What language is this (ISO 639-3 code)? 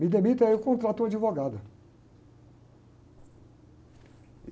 por